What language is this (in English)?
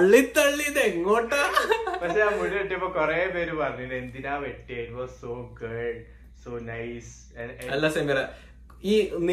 Malayalam